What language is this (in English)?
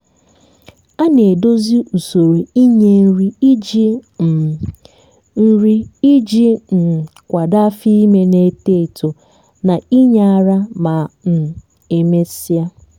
Igbo